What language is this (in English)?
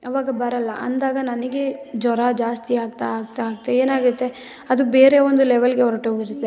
Kannada